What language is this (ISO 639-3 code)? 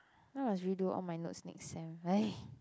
eng